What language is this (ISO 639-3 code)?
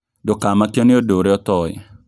kik